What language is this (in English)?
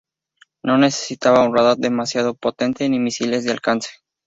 Spanish